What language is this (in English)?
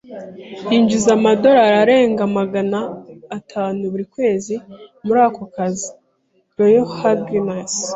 Kinyarwanda